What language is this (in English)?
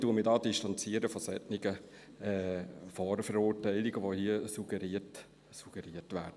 Swiss German